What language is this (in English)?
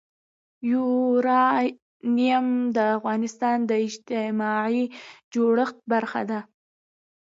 Pashto